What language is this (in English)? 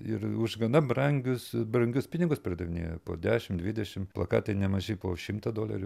Lithuanian